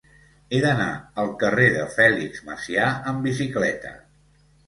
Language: Catalan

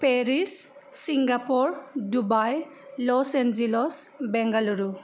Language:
Bodo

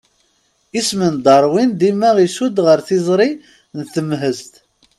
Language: Kabyle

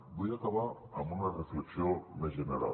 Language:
Catalan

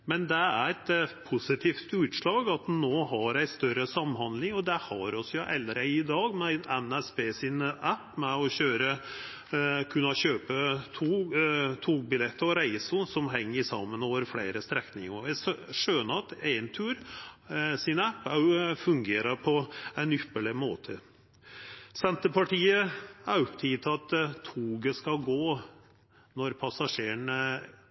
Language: Norwegian Nynorsk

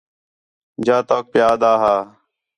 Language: Khetrani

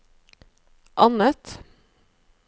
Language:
Norwegian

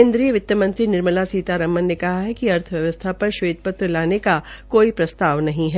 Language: Hindi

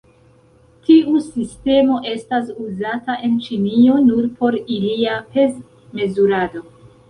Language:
Esperanto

